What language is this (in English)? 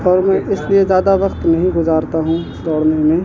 Urdu